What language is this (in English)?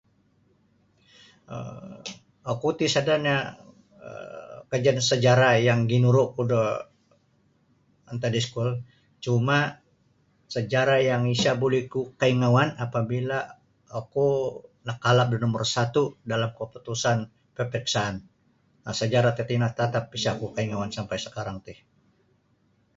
Sabah Bisaya